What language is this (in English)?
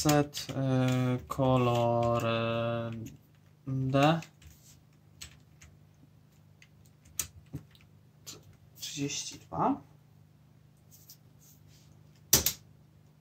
Polish